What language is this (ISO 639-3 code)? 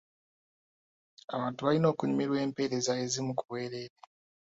lug